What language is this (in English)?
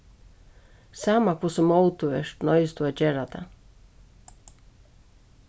Faroese